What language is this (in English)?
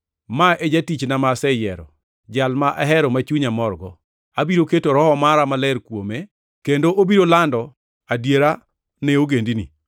Luo (Kenya and Tanzania)